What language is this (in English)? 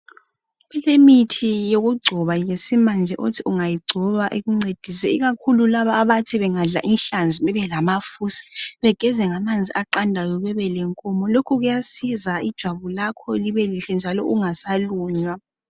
North Ndebele